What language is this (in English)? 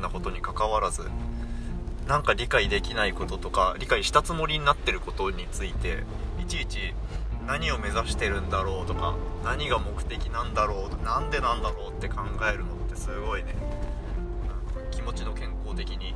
Japanese